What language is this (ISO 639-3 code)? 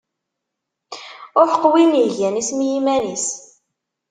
kab